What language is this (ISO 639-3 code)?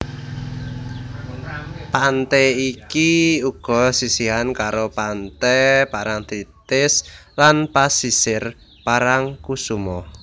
jav